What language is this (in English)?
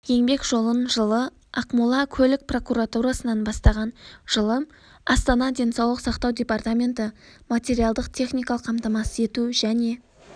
Kazakh